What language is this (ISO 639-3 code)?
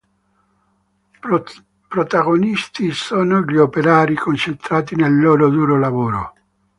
ita